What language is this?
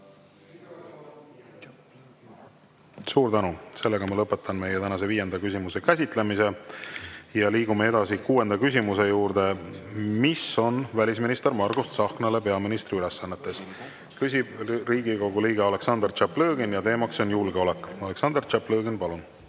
Estonian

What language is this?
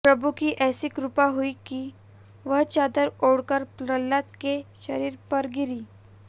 Hindi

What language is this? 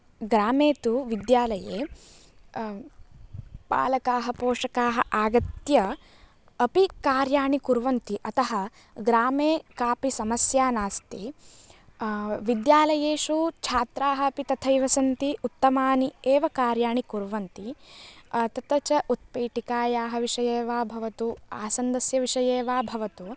Sanskrit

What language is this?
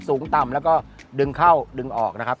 Thai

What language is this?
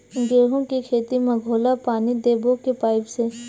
Chhattisgarhi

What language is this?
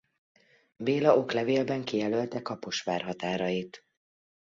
Hungarian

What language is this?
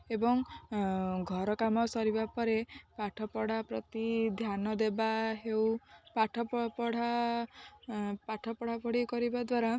Odia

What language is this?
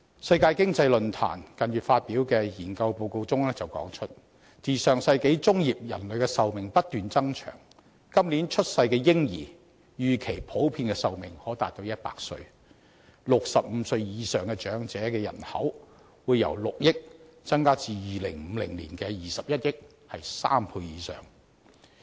Cantonese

